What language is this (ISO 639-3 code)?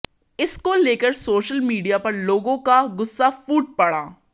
hin